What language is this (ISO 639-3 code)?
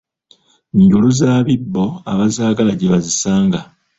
lug